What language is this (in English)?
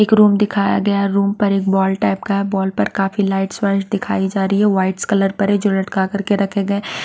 Hindi